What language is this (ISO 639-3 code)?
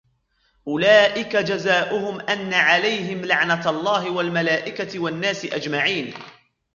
ara